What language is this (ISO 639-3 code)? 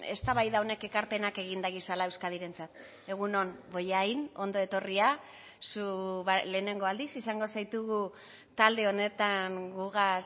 eus